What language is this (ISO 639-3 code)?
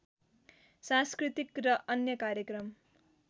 nep